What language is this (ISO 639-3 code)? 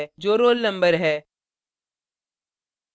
hin